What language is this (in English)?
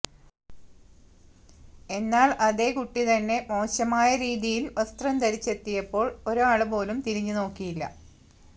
Malayalam